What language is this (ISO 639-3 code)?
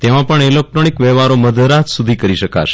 guj